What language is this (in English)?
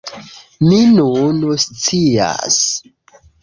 Esperanto